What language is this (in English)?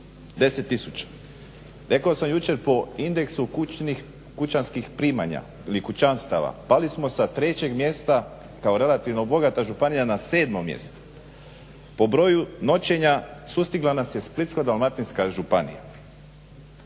Croatian